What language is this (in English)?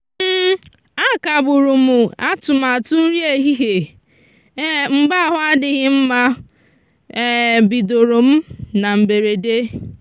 Igbo